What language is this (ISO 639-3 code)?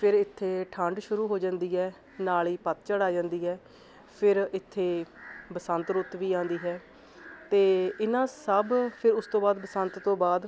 pan